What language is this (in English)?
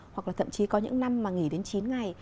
Vietnamese